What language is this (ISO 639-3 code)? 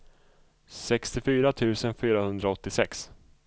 swe